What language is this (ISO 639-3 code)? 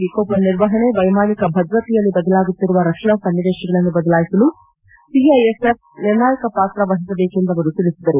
kan